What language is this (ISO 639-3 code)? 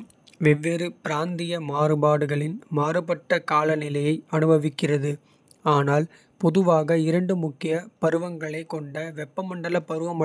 kfe